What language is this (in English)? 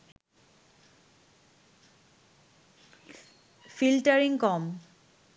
Bangla